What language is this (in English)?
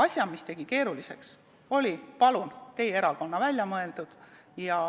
Estonian